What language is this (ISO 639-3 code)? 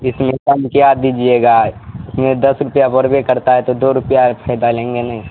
urd